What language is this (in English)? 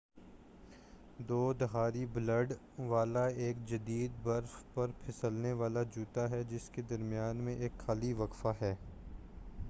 Urdu